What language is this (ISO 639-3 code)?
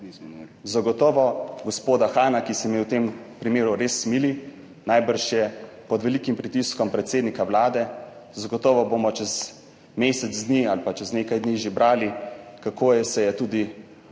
slv